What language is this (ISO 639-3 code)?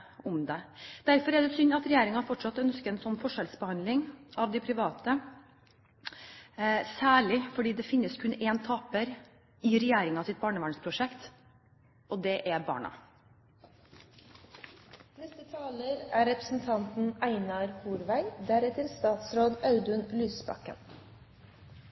nor